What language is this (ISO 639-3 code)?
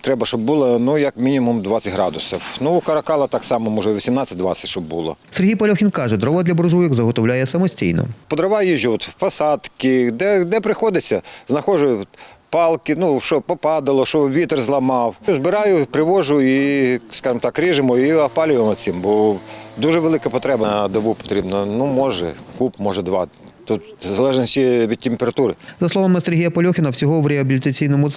ukr